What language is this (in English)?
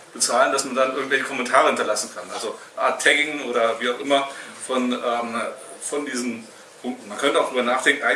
German